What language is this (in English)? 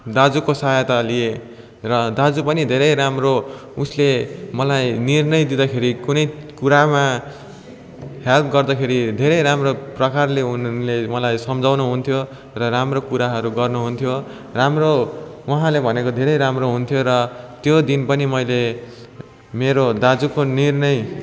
Nepali